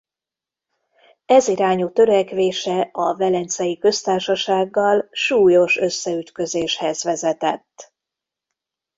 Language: Hungarian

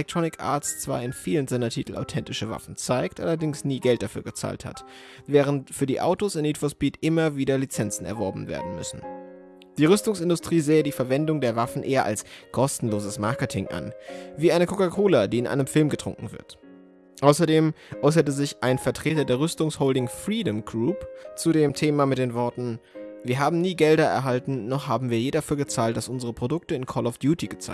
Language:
German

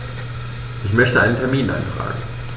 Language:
German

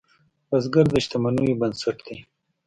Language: Pashto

